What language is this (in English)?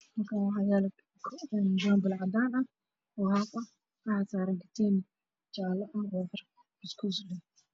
Somali